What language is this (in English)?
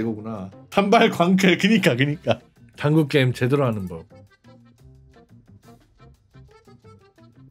Korean